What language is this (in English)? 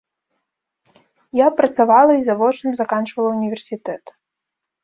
Belarusian